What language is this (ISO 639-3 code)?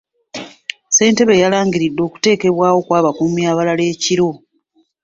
lug